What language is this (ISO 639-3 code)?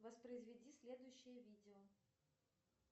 rus